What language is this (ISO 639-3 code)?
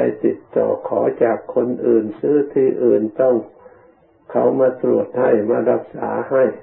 tha